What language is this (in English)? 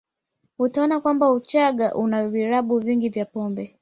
Swahili